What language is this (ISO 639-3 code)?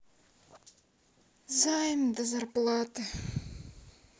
rus